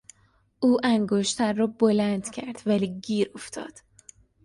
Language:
Persian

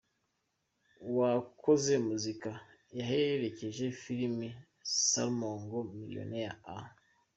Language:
Kinyarwanda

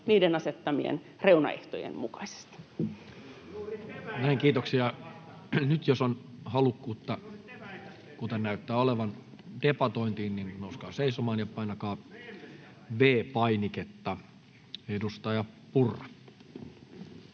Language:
Finnish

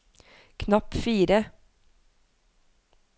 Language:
Norwegian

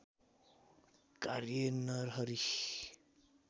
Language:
Nepali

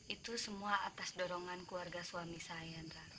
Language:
Indonesian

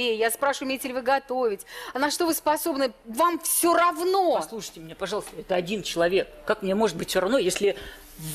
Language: Russian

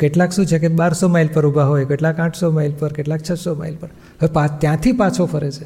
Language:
Gujarati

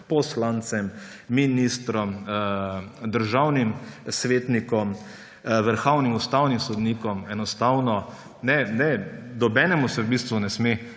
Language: Slovenian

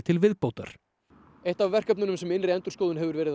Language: Icelandic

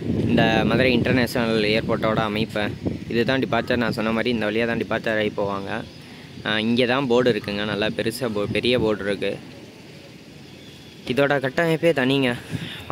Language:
Tamil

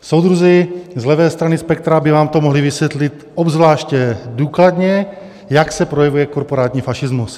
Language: Czech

